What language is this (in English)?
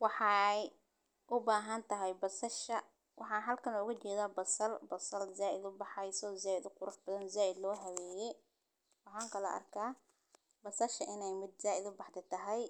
Somali